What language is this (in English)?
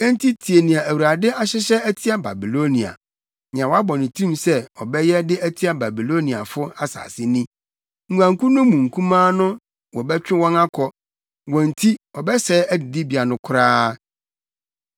Akan